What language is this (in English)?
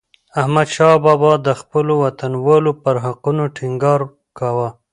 Pashto